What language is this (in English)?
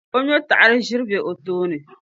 Dagbani